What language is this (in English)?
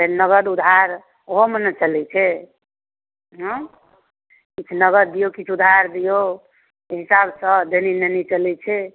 Maithili